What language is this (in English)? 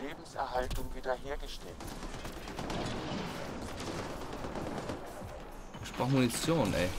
German